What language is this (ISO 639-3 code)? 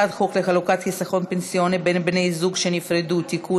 heb